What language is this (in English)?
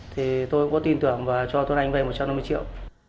Vietnamese